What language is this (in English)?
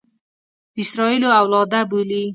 Pashto